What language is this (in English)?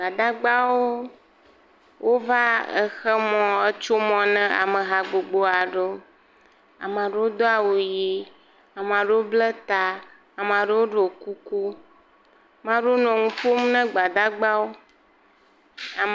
Ewe